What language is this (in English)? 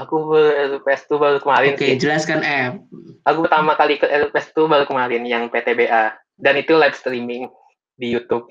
Indonesian